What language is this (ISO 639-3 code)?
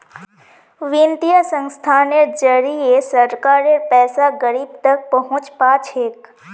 mag